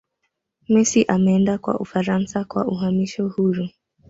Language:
Swahili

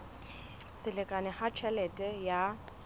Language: Southern Sotho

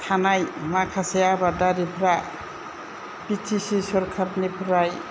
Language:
Bodo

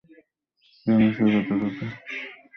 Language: Bangla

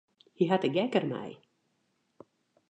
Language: Western Frisian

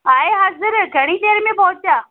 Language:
Sindhi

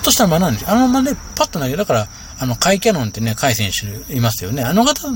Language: Japanese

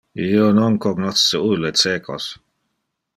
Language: Interlingua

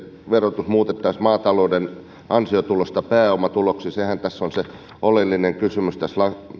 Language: Finnish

